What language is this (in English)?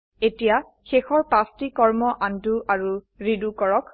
Assamese